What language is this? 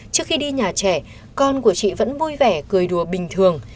Vietnamese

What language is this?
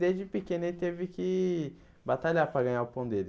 Portuguese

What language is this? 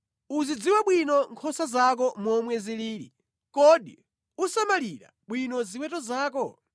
Nyanja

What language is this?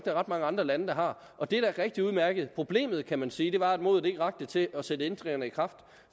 Danish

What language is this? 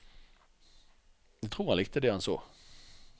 Norwegian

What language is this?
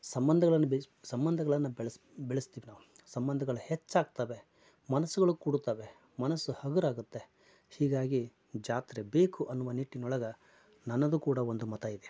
Kannada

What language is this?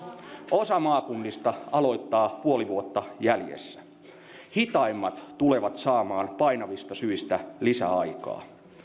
Finnish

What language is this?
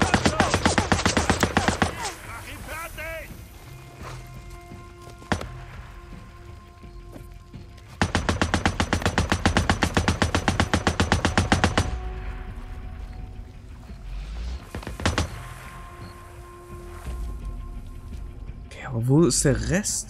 German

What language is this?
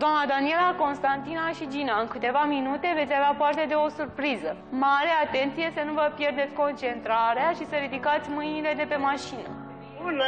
Romanian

